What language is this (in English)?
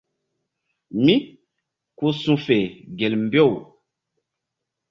Mbum